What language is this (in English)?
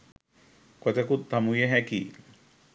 Sinhala